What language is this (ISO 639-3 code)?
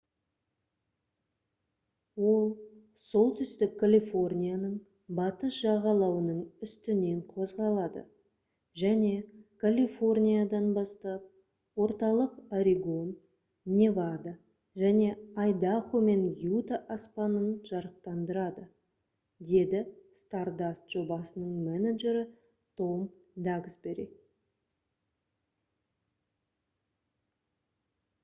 kaz